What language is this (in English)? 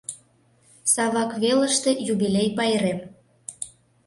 Mari